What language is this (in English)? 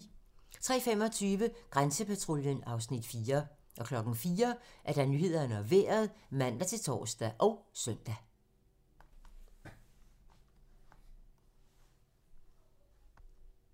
Danish